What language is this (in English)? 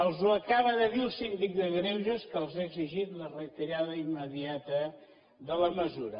Catalan